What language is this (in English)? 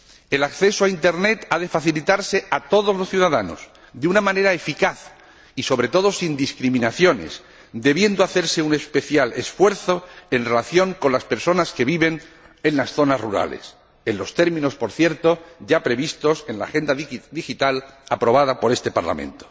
Spanish